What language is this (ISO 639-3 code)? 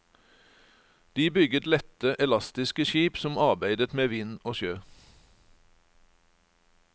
nor